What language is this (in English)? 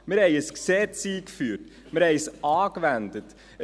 Swiss German